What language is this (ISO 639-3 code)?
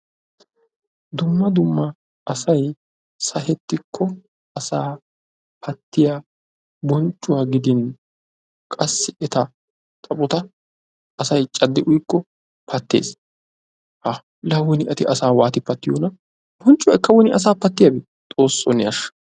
wal